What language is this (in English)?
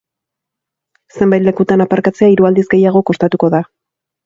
Basque